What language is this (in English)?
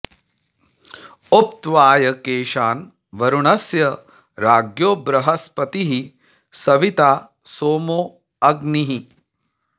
Sanskrit